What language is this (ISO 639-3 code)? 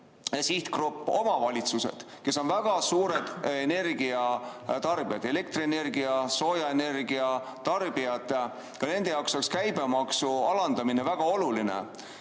est